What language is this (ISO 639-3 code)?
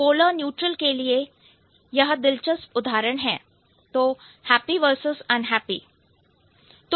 hin